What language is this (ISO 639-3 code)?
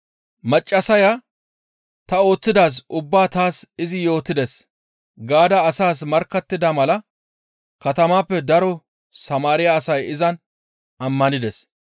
gmv